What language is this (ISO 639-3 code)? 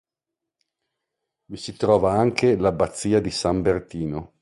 ita